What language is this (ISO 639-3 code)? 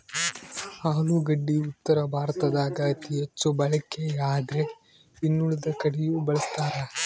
kan